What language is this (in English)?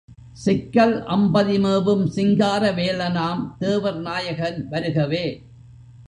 Tamil